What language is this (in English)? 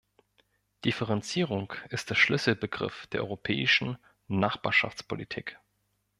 German